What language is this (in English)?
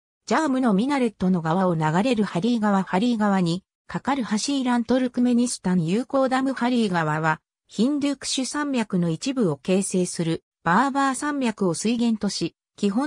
Japanese